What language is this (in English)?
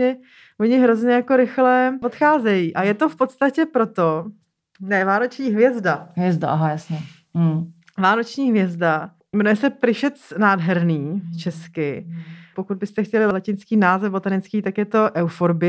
Czech